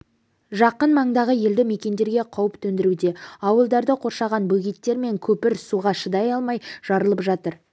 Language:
Kazakh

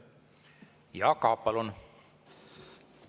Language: Estonian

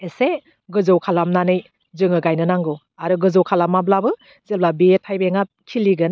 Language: Bodo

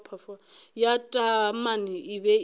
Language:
Northern Sotho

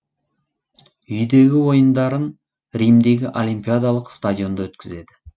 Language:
Kazakh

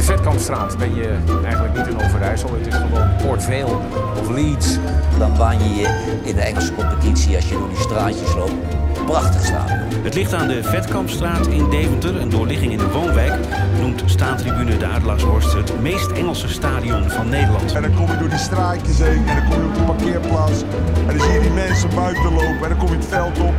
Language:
Dutch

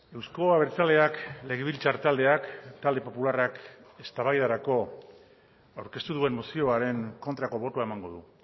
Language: Basque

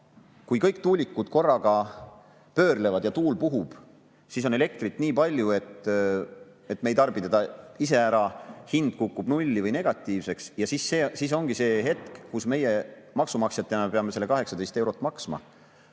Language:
Estonian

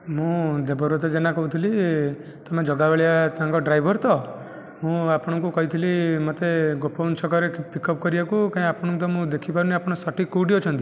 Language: Odia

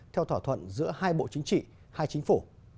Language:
Vietnamese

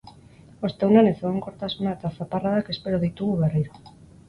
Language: Basque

